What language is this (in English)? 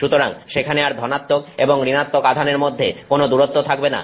Bangla